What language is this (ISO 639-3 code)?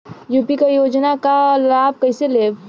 bho